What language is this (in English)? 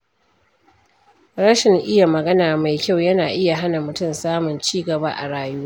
Hausa